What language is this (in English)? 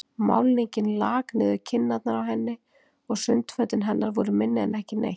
Icelandic